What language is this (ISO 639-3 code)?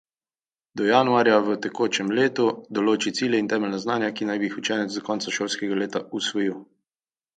slv